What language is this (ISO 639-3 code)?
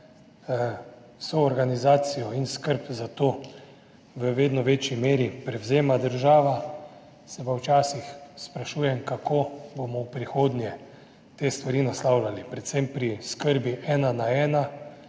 slv